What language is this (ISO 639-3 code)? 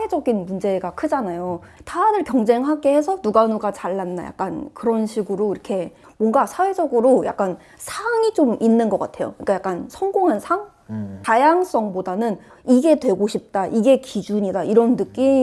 kor